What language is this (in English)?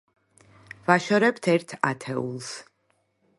Georgian